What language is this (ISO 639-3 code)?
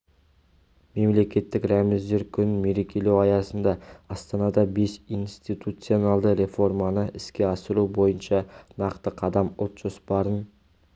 kaz